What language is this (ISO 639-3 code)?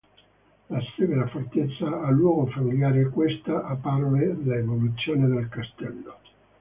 ita